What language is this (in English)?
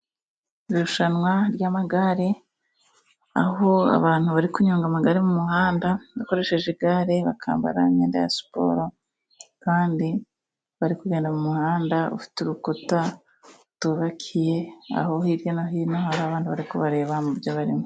Kinyarwanda